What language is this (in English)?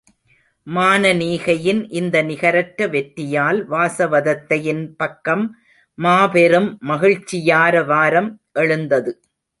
Tamil